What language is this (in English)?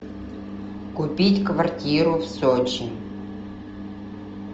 Russian